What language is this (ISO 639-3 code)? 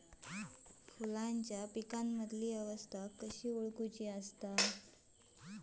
mar